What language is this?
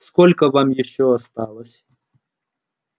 Russian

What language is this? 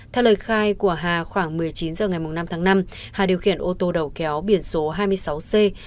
Vietnamese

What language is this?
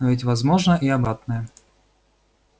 Russian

